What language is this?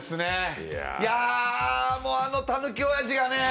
Japanese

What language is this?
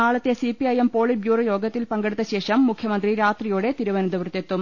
Malayalam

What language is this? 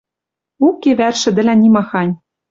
Western Mari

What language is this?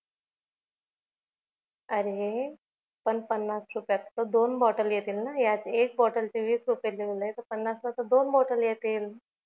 Marathi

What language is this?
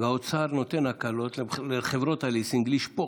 Hebrew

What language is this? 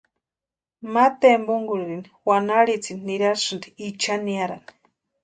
Western Highland Purepecha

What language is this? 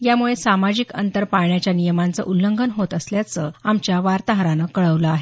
Marathi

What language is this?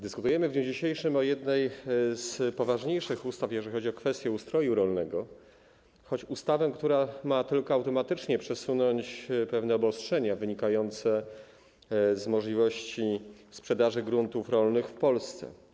Polish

